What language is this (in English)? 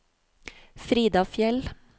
Norwegian